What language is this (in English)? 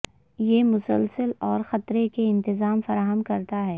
Urdu